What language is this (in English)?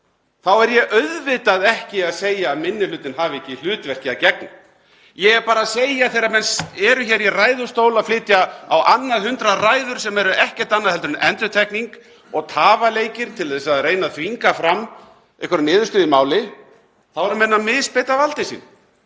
Icelandic